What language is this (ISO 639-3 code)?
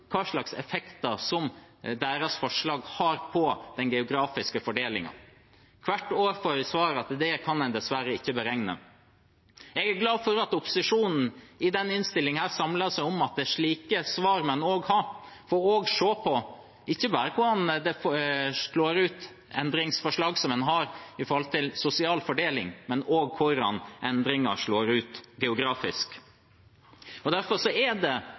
nob